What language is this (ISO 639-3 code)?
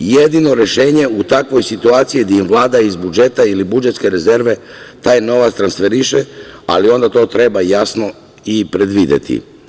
srp